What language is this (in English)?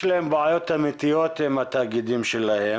Hebrew